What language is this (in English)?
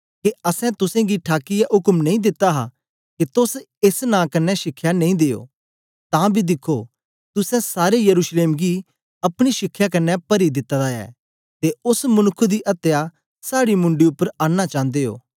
Dogri